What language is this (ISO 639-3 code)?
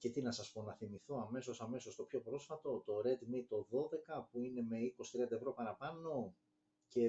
ell